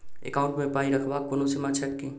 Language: Maithili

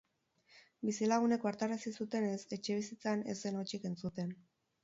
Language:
Basque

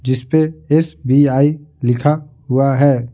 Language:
Hindi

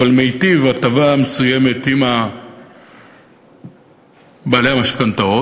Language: Hebrew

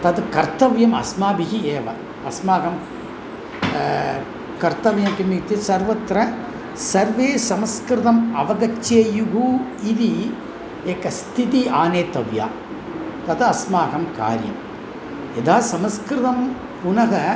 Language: Sanskrit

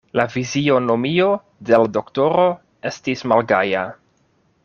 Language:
Esperanto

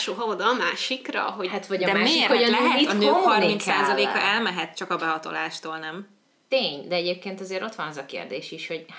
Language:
Hungarian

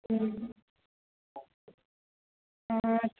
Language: Gujarati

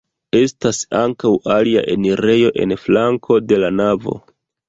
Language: Esperanto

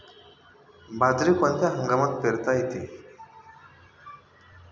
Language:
Marathi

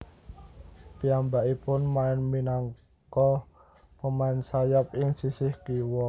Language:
Javanese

